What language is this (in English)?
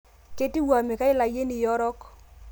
Masai